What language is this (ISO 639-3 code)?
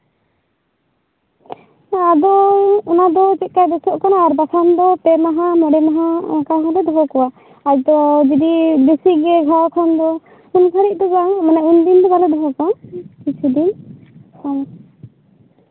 sat